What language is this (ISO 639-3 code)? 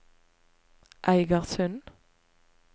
nor